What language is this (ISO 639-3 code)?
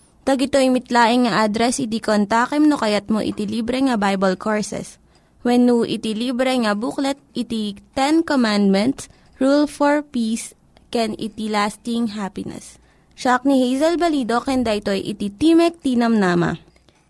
fil